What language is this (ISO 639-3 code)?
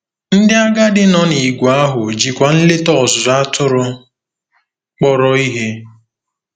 ibo